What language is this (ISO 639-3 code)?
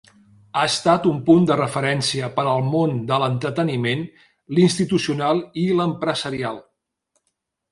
cat